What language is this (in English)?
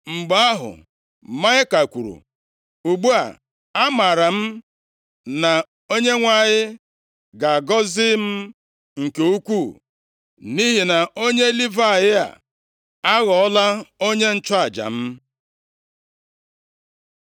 Igbo